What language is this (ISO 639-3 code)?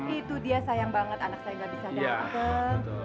ind